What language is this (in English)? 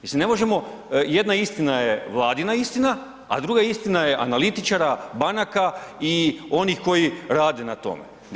Croatian